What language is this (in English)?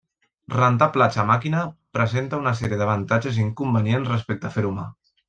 Catalan